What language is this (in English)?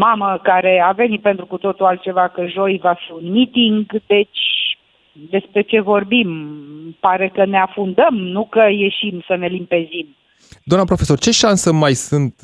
Romanian